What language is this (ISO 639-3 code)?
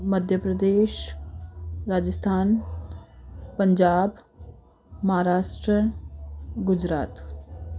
snd